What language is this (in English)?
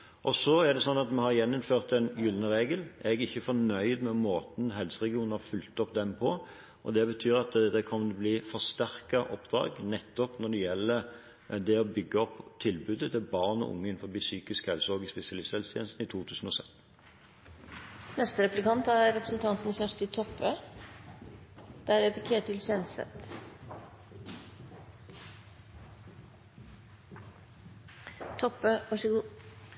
Norwegian